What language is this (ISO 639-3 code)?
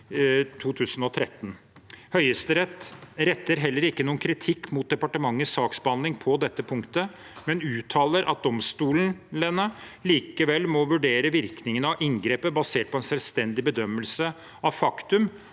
nor